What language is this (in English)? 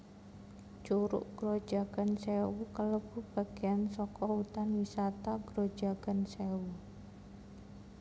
Javanese